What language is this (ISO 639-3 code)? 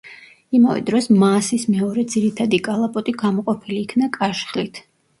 kat